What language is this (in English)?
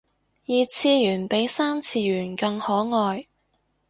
Cantonese